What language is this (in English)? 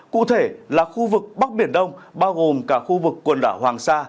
Vietnamese